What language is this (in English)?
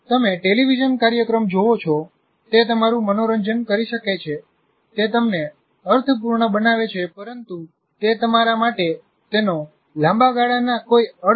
Gujarati